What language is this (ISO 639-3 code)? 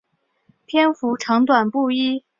zho